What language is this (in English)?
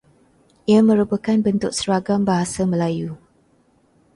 Malay